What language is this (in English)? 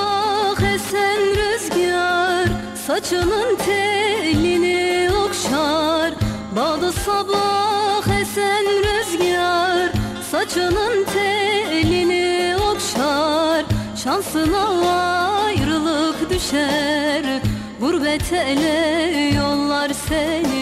Turkish